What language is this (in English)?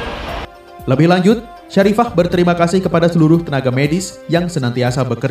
Indonesian